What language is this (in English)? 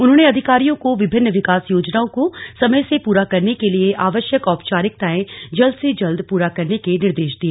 Hindi